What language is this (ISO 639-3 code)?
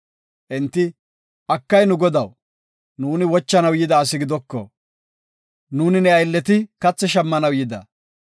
gof